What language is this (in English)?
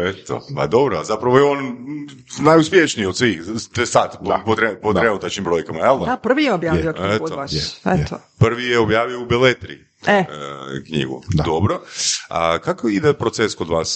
Croatian